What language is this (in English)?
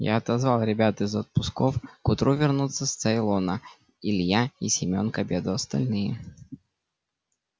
Russian